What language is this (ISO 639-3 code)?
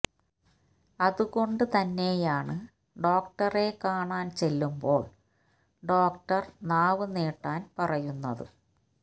mal